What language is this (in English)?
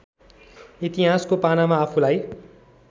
Nepali